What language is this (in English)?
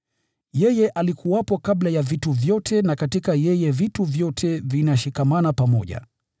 Swahili